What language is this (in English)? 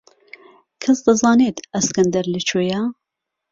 Central Kurdish